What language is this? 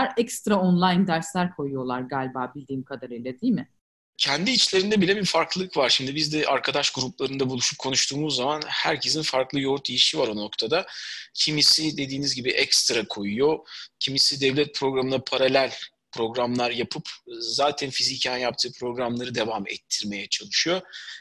Turkish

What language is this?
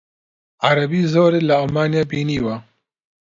Central Kurdish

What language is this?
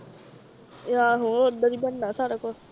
Punjabi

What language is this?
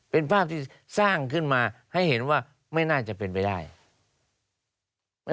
Thai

